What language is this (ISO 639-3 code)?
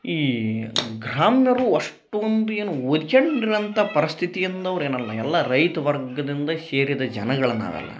kan